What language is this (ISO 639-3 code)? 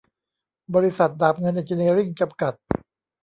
tha